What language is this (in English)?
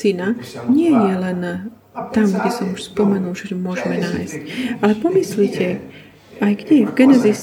Slovak